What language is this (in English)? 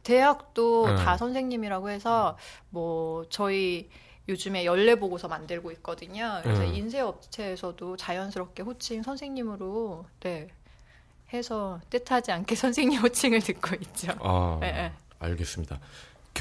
Korean